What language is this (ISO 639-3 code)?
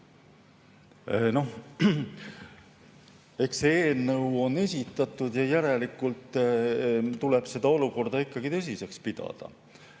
est